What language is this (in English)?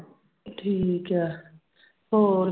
Punjabi